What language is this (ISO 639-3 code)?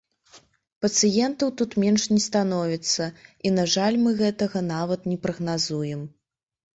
bel